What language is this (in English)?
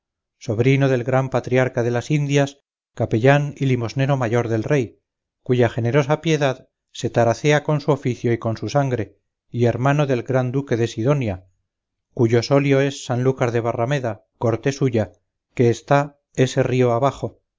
Spanish